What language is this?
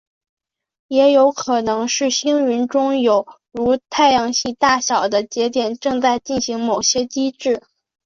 Chinese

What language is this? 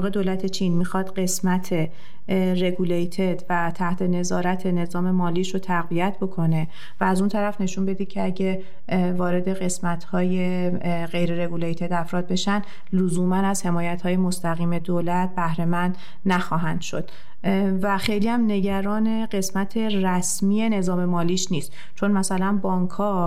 Persian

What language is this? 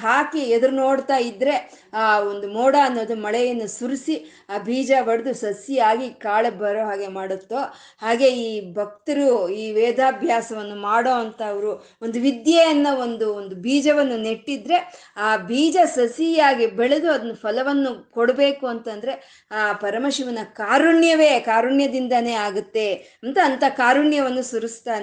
Kannada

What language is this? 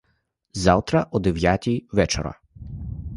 Ukrainian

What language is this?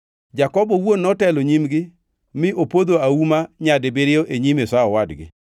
Luo (Kenya and Tanzania)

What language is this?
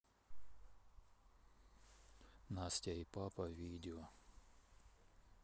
Russian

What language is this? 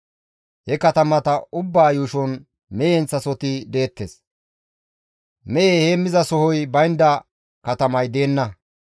Gamo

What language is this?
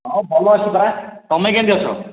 Odia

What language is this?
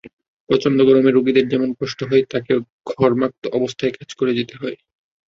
Bangla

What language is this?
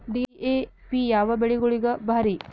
Kannada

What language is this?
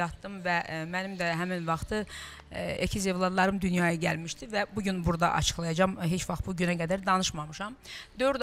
Turkish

